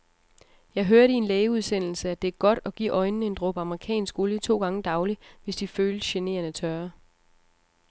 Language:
Danish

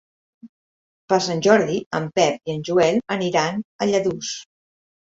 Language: Catalan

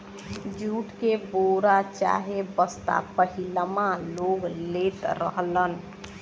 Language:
Bhojpuri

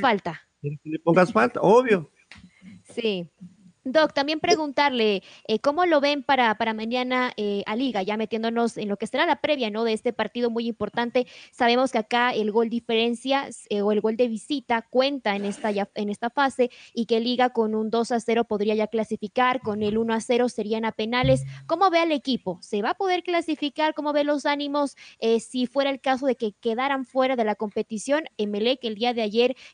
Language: Spanish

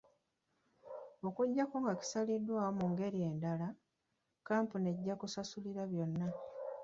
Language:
Ganda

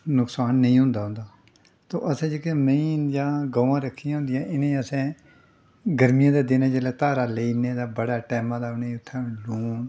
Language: Dogri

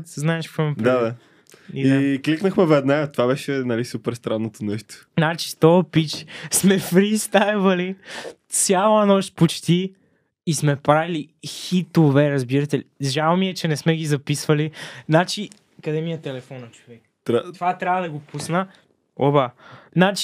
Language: Bulgarian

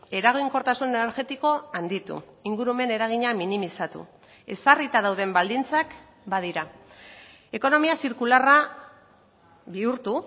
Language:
Basque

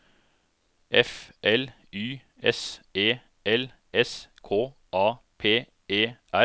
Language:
Norwegian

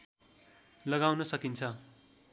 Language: Nepali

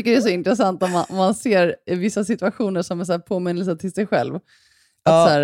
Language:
Swedish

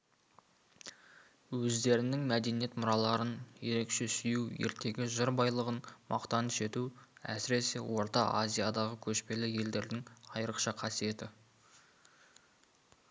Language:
Kazakh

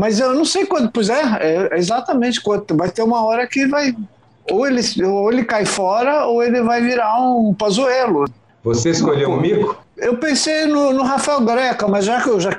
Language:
Portuguese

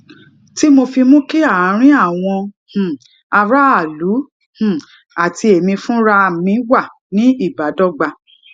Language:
Yoruba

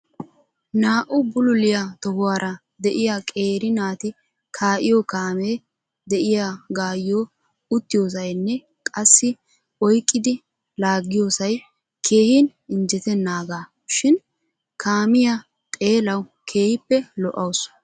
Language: Wolaytta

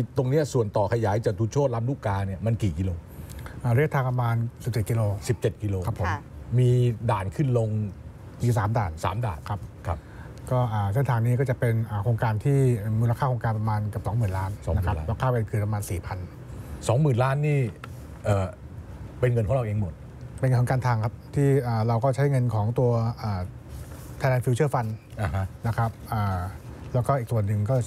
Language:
Thai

